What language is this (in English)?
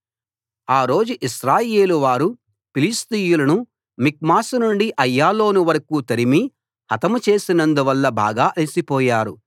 Telugu